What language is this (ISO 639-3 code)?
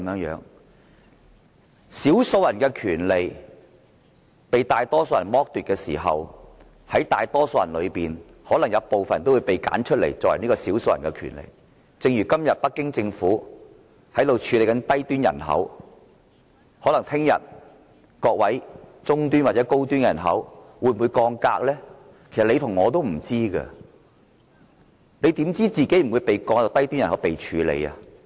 yue